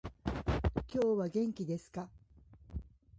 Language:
Japanese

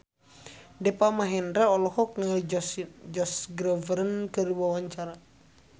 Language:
Sundanese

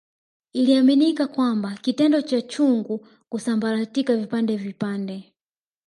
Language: Swahili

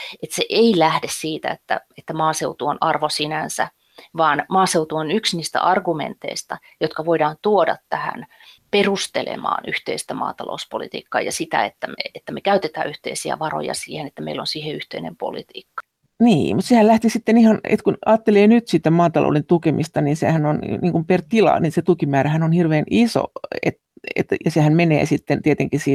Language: Finnish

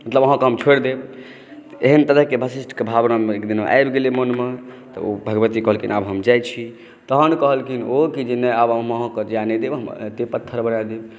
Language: Maithili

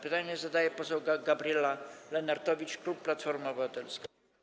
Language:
Polish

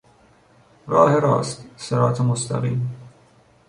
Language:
Persian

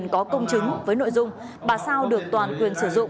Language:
Vietnamese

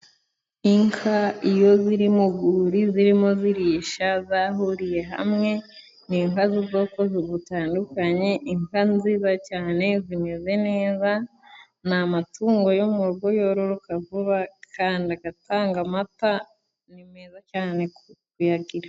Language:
Kinyarwanda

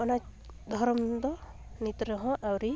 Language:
Santali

